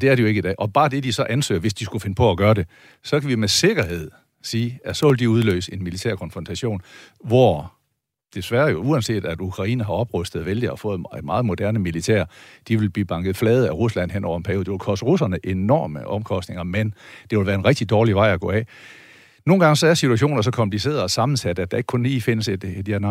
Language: Danish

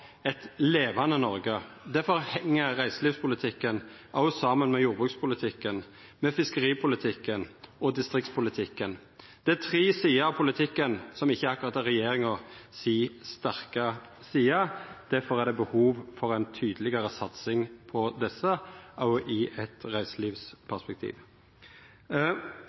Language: Norwegian Nynorsk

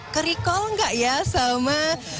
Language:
Indonesian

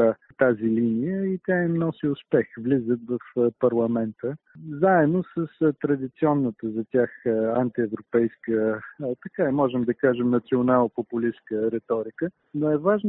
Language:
Bulgarian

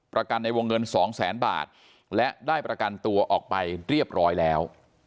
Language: Thai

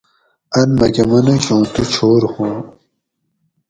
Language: Gawri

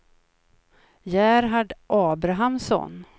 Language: Swedish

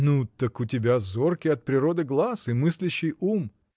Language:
Russian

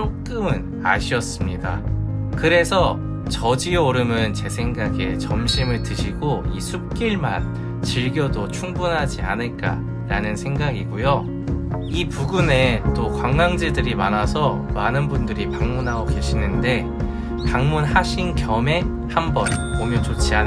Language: Korean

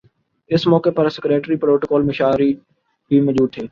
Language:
Urdu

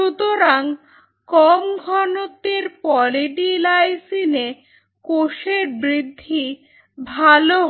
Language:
Bangla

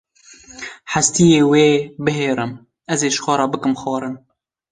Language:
Kurdish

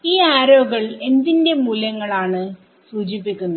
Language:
Malayalam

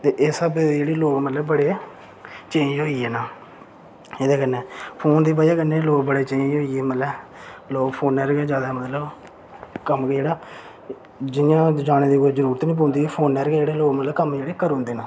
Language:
Dogri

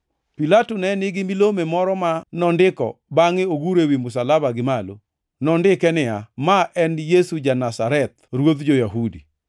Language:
Luo (Kenya and Tanzania)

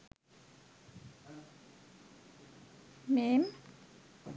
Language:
Sinhala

